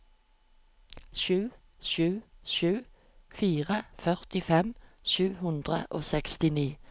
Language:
Norwegian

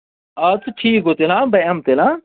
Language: Kashmiri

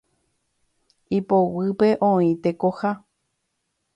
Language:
Guarani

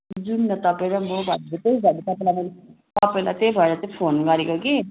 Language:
Nepali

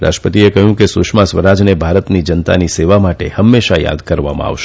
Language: Gujarati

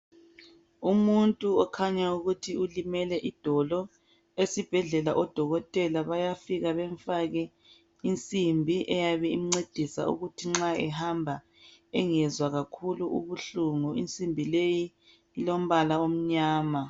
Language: North Ndebele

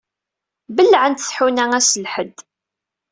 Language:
Kabyle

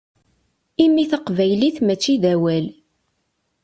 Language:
Kabyle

